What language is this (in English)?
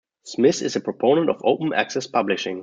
English